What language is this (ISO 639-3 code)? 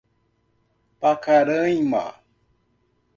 por